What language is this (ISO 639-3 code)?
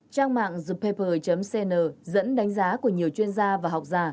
vie